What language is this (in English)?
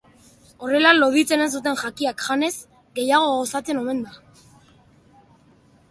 Basque